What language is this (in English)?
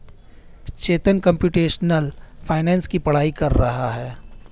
Hindi